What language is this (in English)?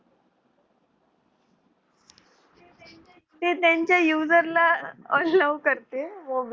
Marathi